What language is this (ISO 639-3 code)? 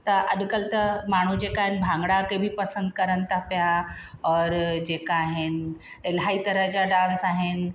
snd